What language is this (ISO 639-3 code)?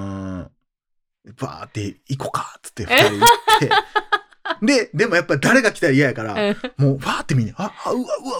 jpn